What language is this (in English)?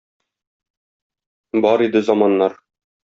Tatar